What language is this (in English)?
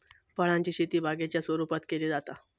Marathi